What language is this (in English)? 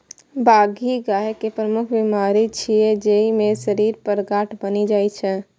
Maithili